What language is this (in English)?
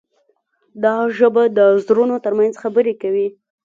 Pashto